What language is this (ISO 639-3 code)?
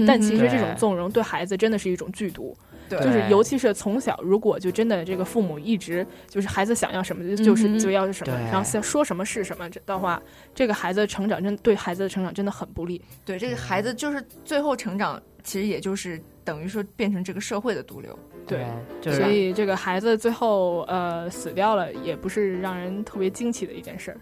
zho